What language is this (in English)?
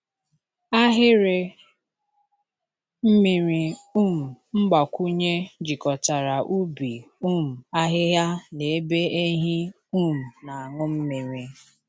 Igbo